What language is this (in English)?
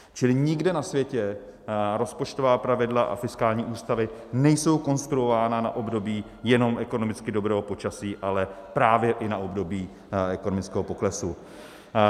Czech